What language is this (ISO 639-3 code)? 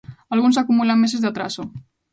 glg